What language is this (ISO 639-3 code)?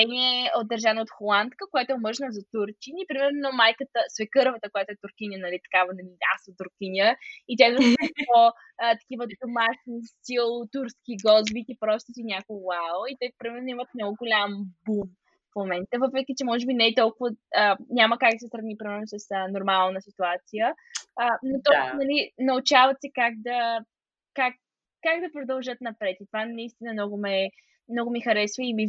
bul